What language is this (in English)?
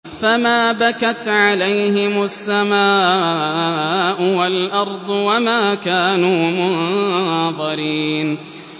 Arabic